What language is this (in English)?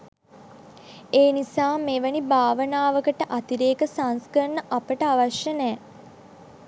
Sinhala